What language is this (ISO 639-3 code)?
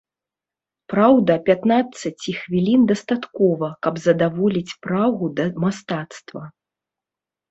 bel